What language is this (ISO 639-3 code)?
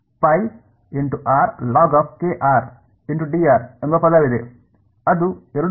kan